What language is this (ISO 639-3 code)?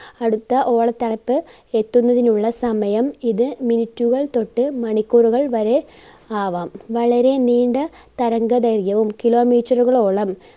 mal